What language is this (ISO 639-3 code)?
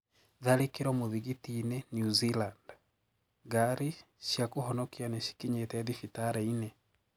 kik